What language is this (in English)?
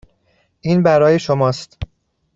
Persian